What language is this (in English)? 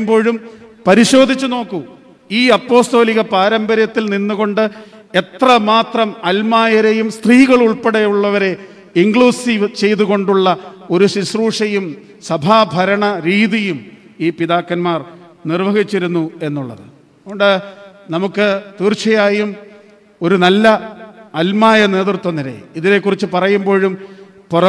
Malayalam